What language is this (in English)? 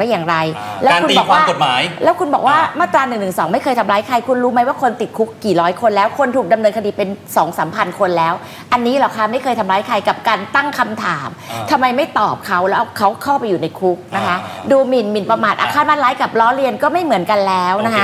Thai